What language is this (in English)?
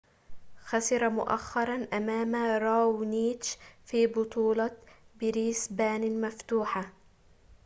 Arabic